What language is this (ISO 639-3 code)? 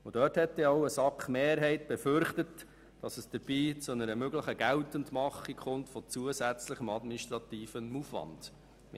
gsw